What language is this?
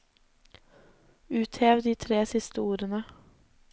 Norwegian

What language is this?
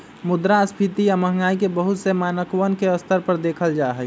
Magahi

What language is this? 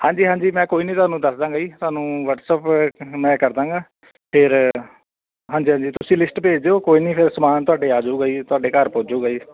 Punjabi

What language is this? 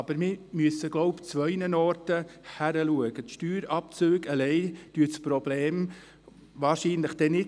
Swiss German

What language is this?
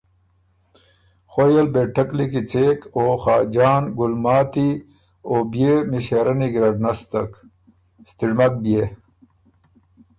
Ormuri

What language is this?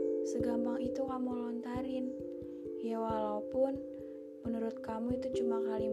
Indonesian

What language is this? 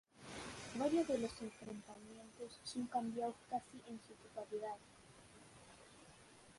Spanish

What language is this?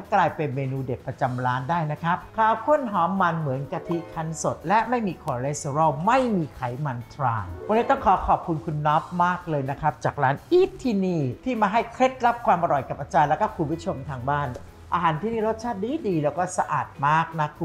Thai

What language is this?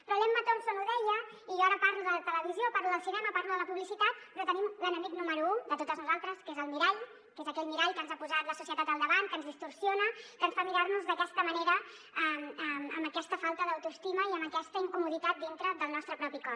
Catalan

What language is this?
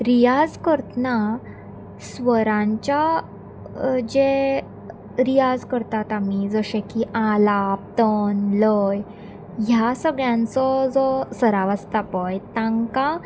Konkani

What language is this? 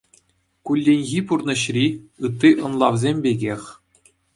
Chuvash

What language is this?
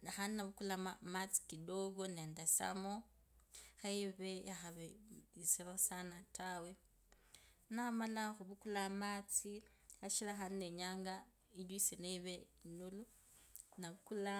Kabras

